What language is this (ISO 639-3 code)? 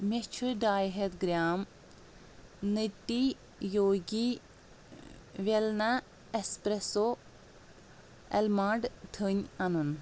kas